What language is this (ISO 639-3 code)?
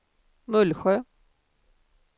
swe